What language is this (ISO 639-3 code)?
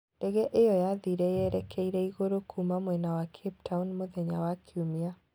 kik